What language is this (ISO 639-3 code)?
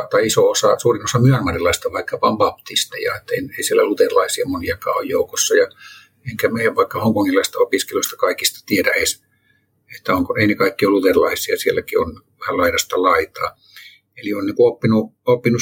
fin